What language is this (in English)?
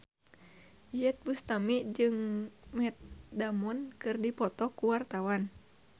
Sundanese